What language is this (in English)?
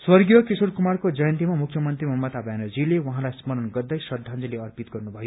Nepali